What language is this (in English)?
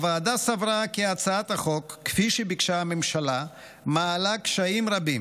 Hebrew